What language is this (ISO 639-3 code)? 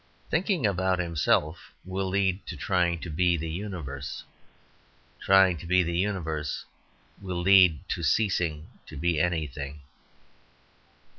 eng